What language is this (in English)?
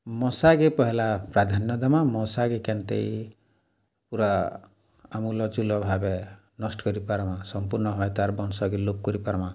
Odia